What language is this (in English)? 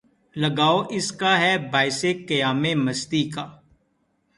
Urdu